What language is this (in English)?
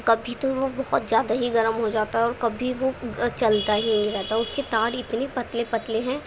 Urdu